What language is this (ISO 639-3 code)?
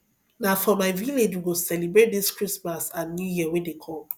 pcm